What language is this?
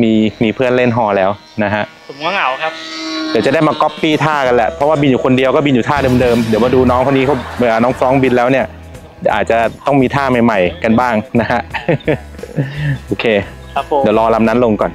Thai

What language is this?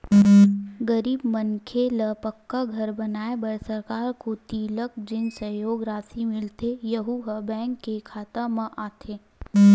Chhattisgarhi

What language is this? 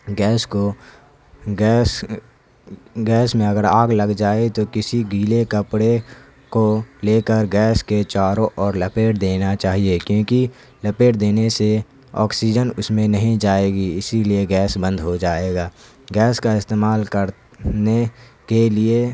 Urdu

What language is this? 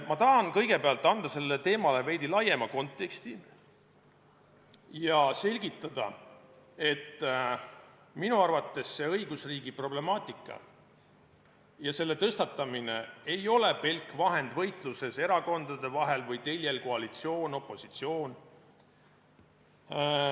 Estonian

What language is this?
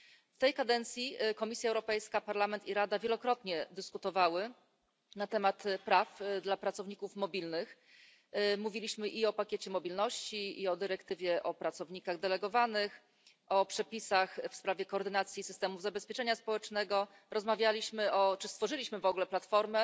Polish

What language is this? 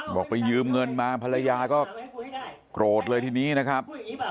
Thai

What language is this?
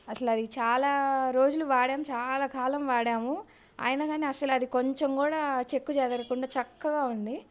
Telugu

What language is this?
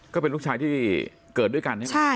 Thai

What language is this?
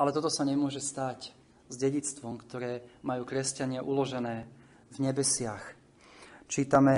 Slovak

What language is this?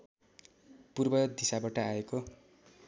Nepali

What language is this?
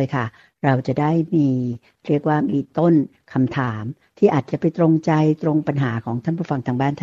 Thai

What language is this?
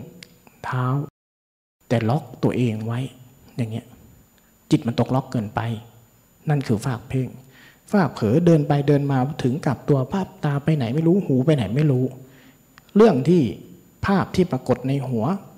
Thai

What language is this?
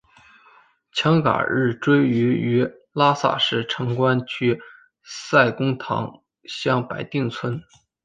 Chinese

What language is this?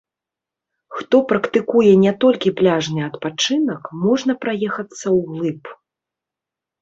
Belarusian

